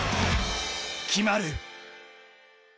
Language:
Japanese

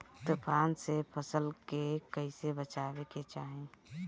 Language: Bhojpuri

